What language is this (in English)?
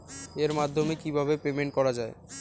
Bangla